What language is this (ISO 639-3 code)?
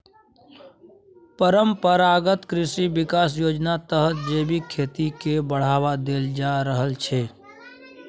mai